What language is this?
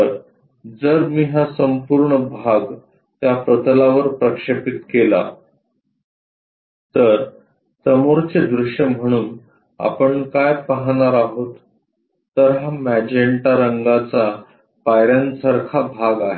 Marathi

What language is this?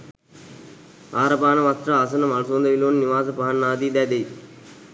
Sinhala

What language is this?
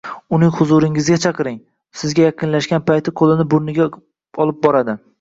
Uzbek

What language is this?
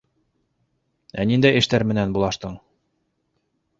Bashkir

